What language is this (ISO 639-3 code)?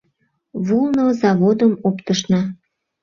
chm